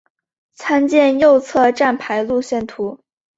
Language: Chinese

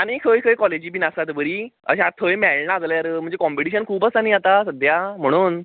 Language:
Konkani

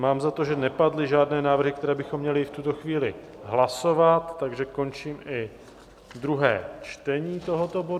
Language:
Czech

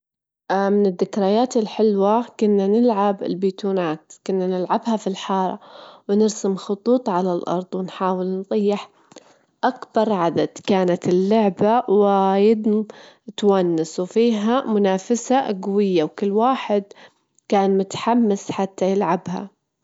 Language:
Gulf Arabic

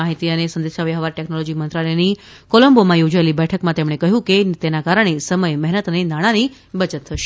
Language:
Gujarati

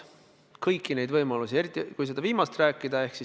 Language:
Estonian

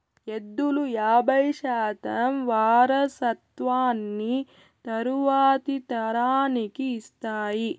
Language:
Telugu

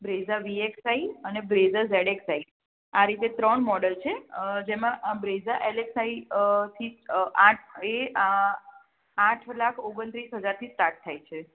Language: Gujarati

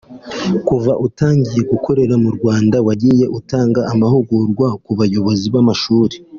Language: Kinyarwanda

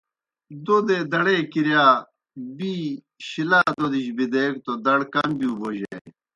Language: Kohistani Shina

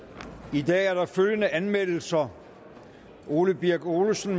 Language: Danish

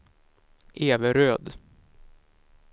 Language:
Swedish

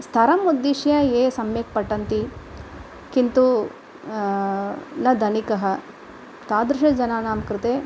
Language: Sanskrit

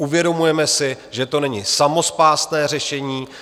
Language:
Czech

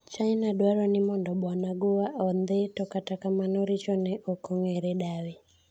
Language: Luo (Kenya and Tanzania)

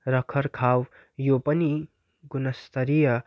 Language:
Nepali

